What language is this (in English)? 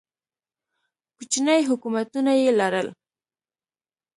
Pashto